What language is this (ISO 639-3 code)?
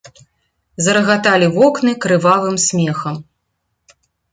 bel